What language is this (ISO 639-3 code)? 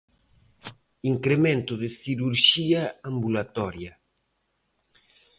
glg